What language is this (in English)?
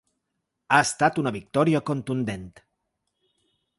Catalan